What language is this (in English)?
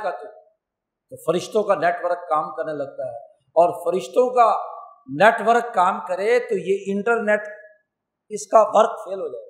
Urdu